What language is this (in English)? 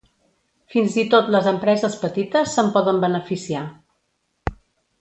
Catalan